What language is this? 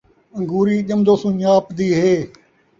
Saraiki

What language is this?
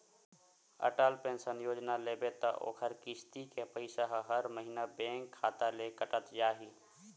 Chhattisgarhi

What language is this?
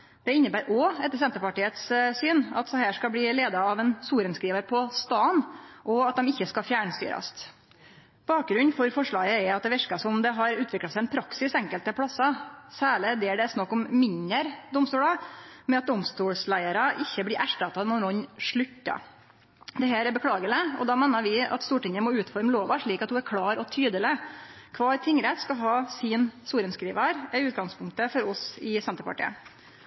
Norwegian Nynorsk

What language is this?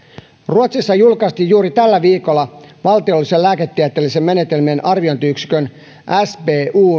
Finnish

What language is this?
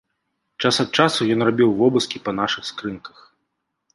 Belarusian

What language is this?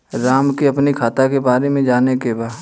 Bhojpuri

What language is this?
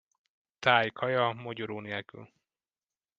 Hungarian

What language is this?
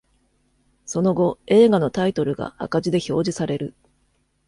Japanese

